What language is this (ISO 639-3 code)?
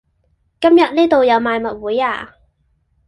yue